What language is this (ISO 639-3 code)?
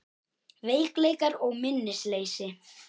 isl